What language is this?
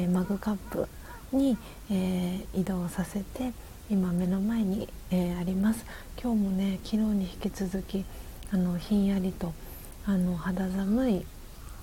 Japanese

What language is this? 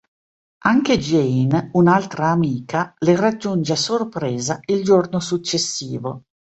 Italian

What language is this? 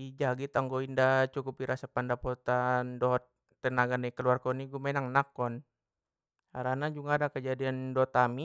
Batak Mandailing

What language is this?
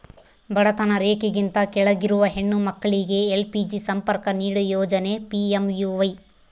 Kannada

